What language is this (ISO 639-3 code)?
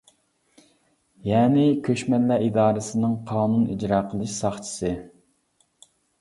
uig